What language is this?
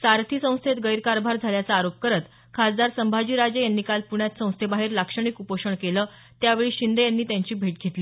Marathi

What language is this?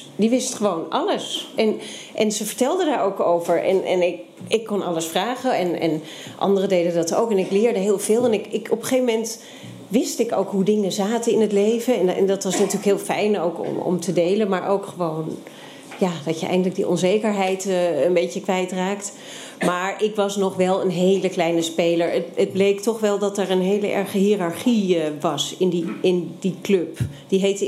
Dutch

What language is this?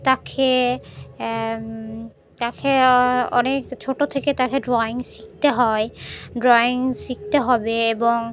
Bangla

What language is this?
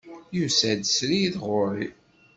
Kabyle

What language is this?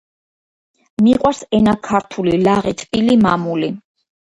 Georgian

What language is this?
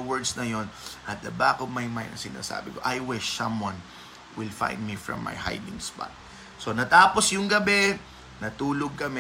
Filipino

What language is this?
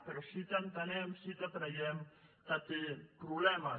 Catalan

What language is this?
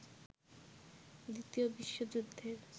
Bangla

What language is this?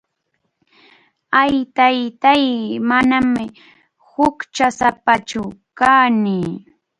Arequipa-La Unión Quechua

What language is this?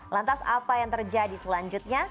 Indonesian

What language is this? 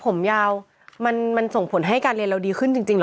Thai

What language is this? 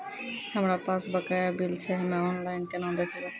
Maithili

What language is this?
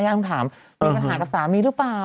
Thai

